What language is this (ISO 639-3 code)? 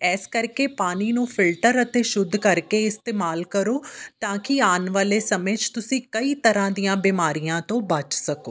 pan